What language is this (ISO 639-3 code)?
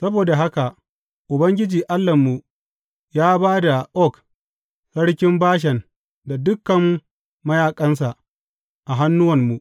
hau